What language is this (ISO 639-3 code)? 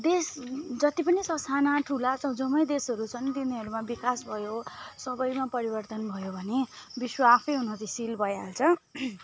nep